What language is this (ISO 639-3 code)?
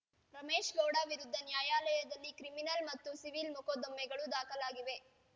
kan